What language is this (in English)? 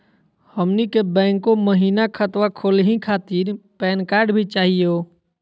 Magahi